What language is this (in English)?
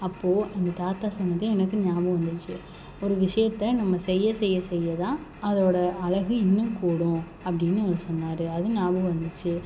Tamil